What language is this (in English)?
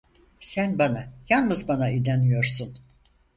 Turkish